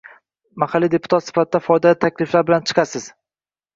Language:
Uzbek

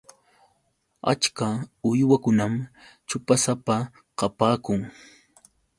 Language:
Yauyos Quechua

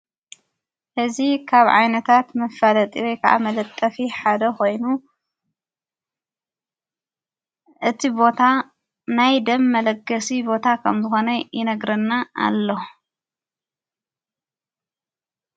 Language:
Tigrinya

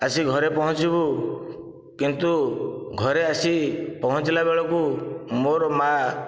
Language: Odia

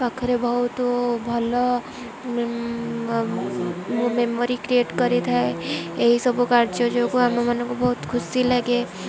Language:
Odia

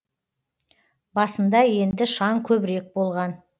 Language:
Kazakh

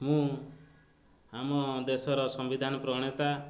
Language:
Odia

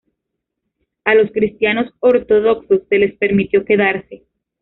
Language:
Spanish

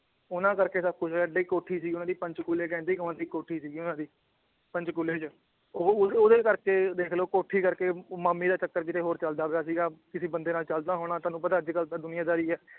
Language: Punjabi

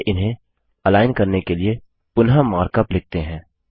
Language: Hindi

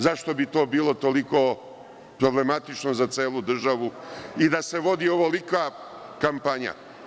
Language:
Serbian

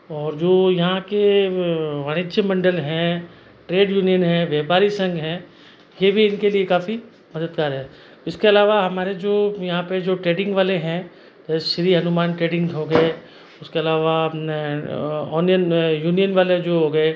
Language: Hindi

